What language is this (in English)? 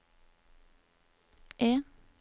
Norwegian